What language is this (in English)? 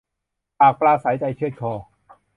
Thai